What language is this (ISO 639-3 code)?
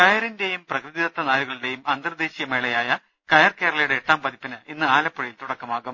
mal